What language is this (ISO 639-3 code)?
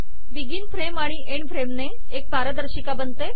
mar